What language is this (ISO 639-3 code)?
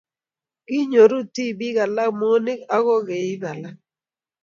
kln